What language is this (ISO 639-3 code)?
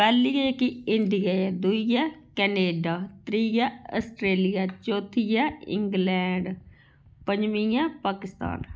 doi